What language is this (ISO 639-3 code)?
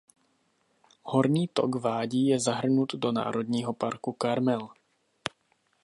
ces